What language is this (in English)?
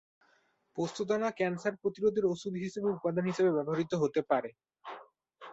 Bangla